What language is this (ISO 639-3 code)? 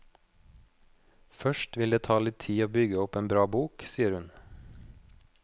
nor